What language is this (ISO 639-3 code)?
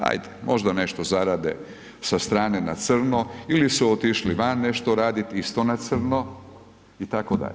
hrv